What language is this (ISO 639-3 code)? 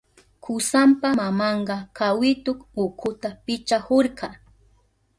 qup